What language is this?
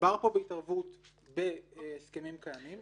Hebrew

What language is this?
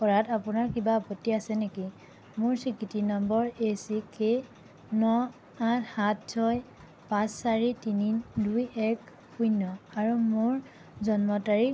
Assamese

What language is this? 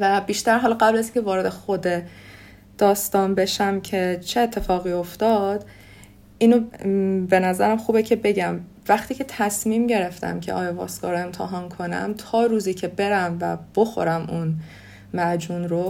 Persian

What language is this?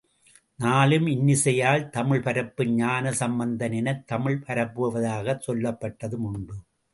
Tamil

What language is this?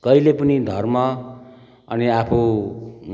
Nepali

